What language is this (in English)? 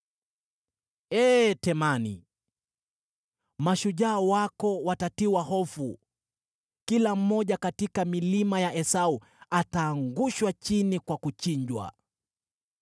Swahili